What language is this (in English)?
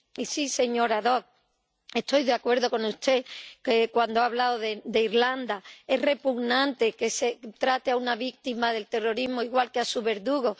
Spanish